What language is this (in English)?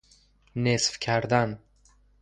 Persian